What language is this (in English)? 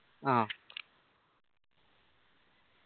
Malayalam